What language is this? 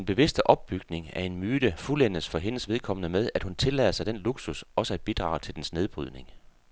Danish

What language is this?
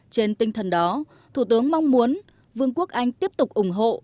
Vietnamese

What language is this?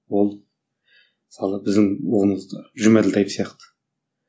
Kazakh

